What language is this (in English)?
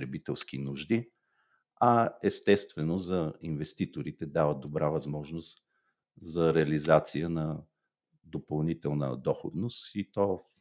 Bulgarian